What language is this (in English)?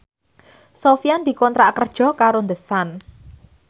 Javanese